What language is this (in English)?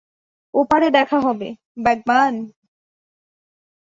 Bangla